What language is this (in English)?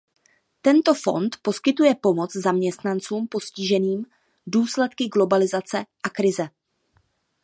Czech